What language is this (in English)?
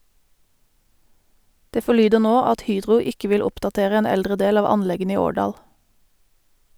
Norwegian